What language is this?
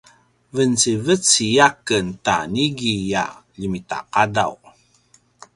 Paiwan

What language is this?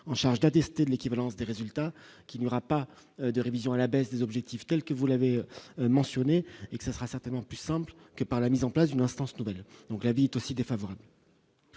French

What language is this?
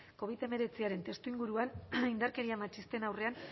Basque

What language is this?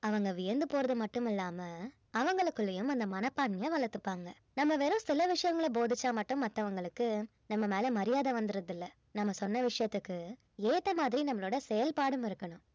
Tamil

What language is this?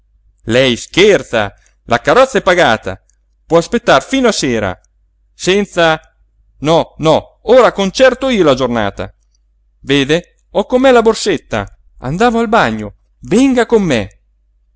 Italian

